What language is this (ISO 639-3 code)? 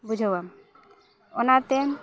sat